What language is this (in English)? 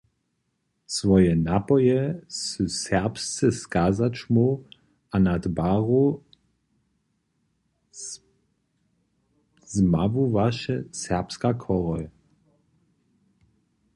Upper Sorbian